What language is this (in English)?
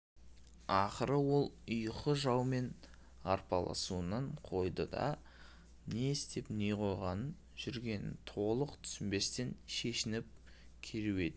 Kazakh